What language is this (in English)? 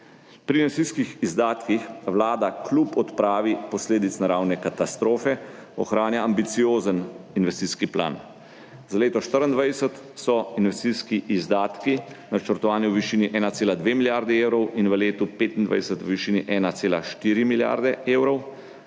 Slovenian